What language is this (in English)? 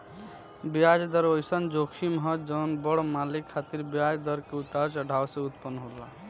Bhojpuri